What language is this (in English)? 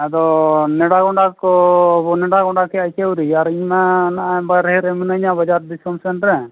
Santali